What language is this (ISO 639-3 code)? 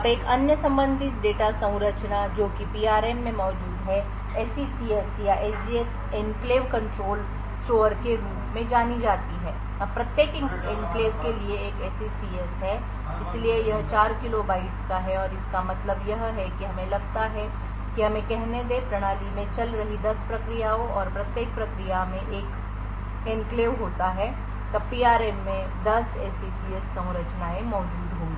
hin